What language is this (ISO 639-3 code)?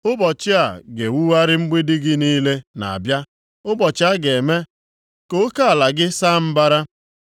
ibo